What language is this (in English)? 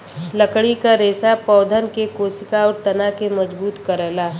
Bhojpuri